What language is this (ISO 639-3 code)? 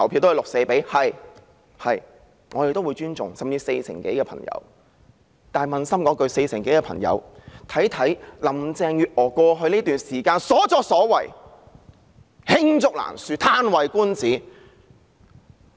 yue